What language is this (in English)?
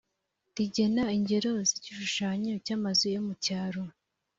Kinyarwanda